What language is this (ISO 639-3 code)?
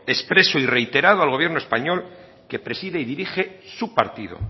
spa